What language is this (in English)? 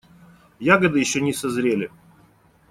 Russian